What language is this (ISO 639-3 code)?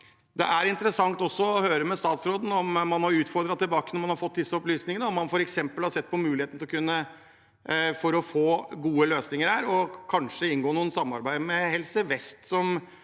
nor